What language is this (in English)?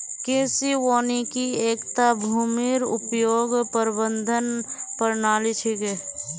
Magahi